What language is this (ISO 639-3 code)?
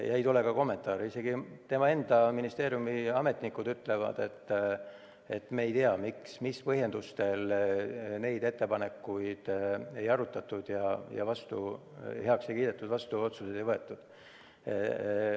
est